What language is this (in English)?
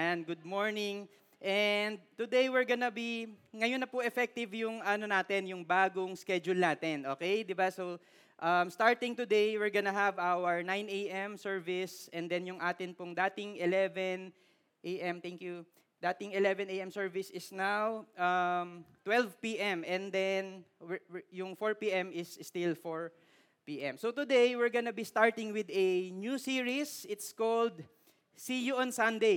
Filipino